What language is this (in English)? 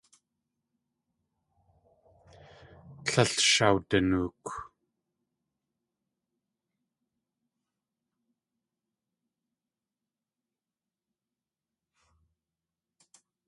Tlingit